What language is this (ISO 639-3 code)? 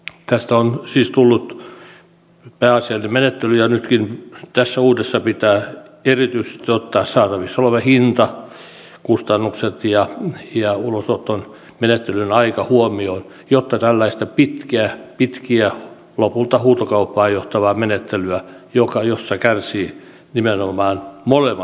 fin